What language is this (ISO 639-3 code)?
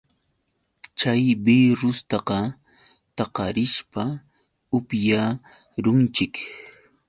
qux